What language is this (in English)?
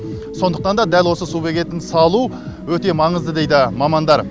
Kazakh